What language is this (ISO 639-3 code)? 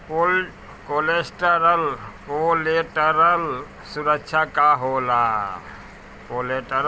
bho